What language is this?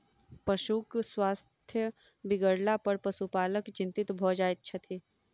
Maithili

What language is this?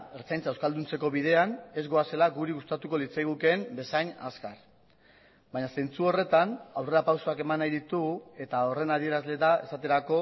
Basque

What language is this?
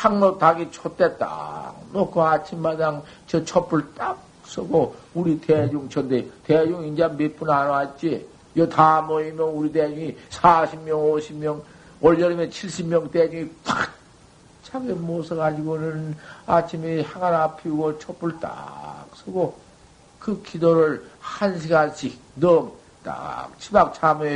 Korean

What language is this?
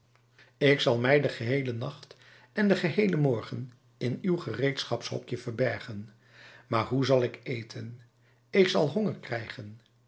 Dutch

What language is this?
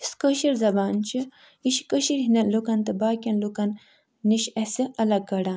Kashmiri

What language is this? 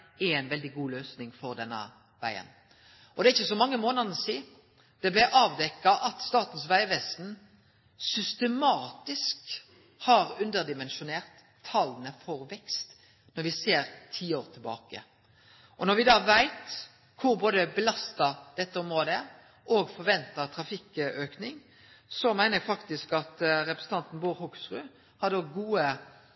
Norwegian Nynorsk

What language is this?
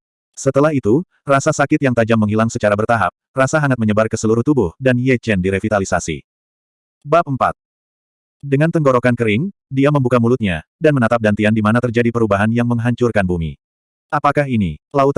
Indonesian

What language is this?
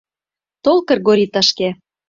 Mari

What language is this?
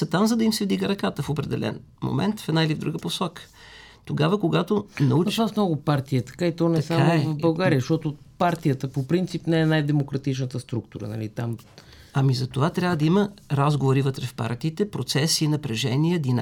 Bulgarian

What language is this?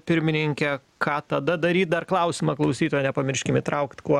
Lithuanian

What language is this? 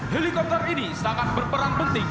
Indonesian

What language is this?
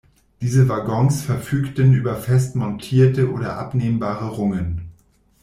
German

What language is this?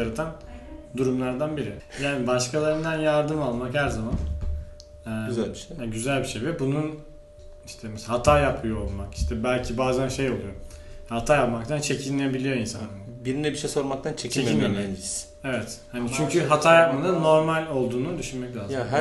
Turkish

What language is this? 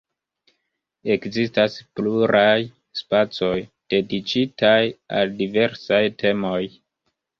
Esperanto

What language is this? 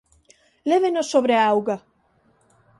Galician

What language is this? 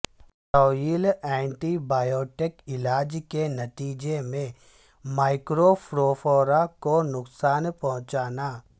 Urdu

